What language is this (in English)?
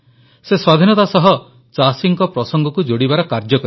Odia